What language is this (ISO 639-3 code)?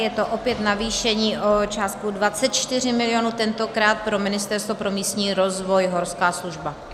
ces